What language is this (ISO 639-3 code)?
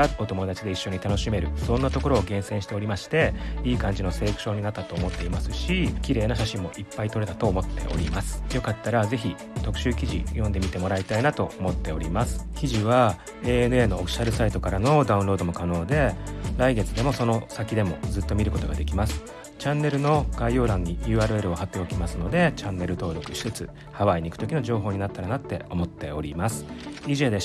jpn